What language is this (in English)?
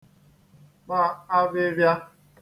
Igbo